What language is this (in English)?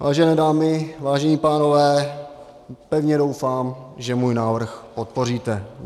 Czech